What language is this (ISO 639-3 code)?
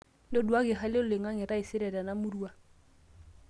mas